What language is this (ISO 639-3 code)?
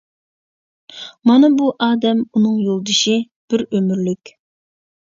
uig